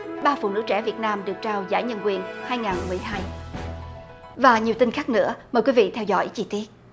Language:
Vietnamese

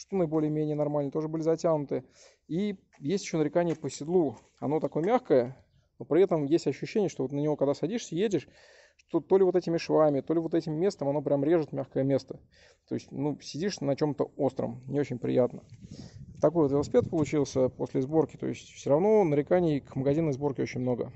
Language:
Russian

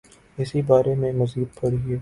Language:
Urdu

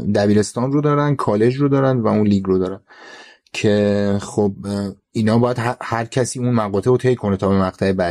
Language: Persian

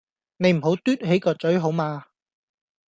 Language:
Cantonese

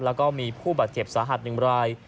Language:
Thai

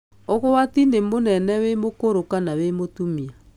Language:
Kikuyu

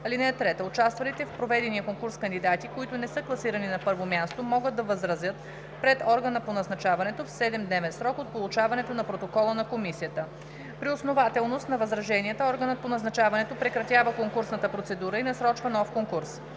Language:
Bulgarian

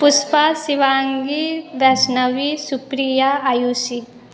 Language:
Maithili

